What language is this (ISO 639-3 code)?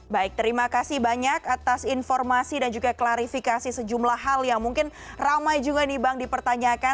ind